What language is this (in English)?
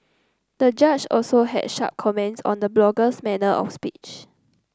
English